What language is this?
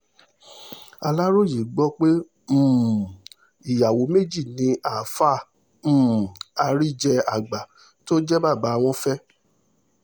Yoruba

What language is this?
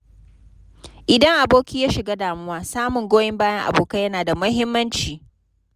Hausa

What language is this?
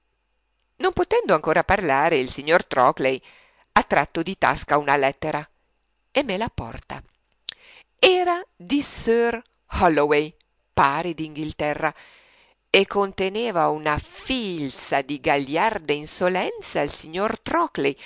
Italian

